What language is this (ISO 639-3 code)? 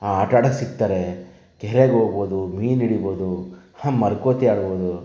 kan